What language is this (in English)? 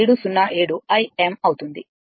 Telugu